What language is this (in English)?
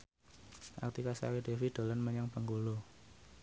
Javanese